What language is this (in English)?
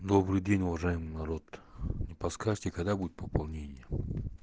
Russian